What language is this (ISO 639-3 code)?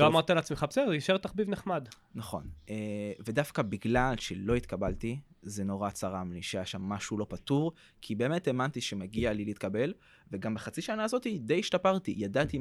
heb